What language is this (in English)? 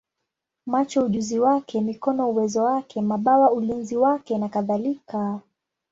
Swahili